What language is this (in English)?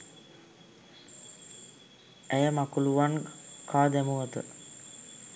Sinhala